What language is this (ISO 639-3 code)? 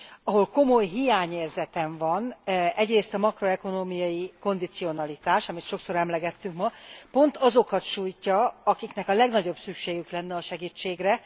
hun